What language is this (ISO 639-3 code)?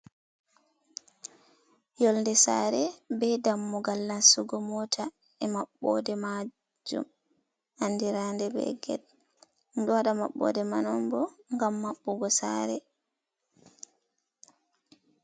ful